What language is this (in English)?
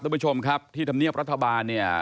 Thai